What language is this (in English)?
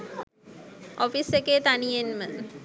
Sinhala